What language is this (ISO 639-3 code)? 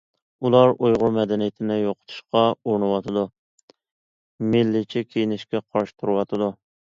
uig